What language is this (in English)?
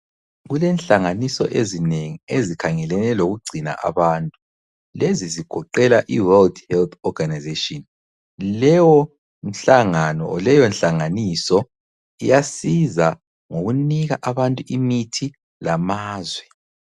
North Ndebele